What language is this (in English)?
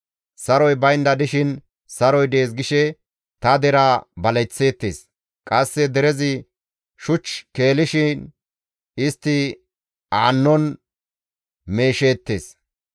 Gamo